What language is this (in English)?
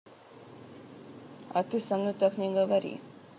Russian